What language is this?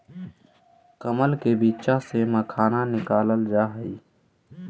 Magahi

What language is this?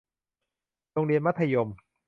Thai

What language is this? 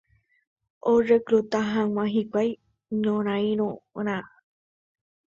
Guarani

